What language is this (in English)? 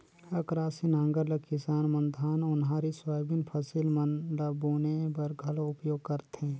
Chhattisgarhi